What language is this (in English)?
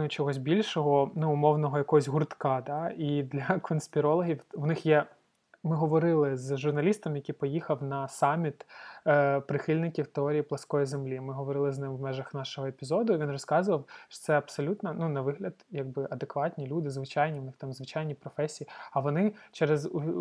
Ukrainian